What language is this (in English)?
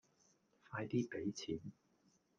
Cantonese